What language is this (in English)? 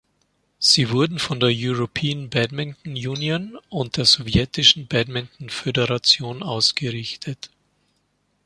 German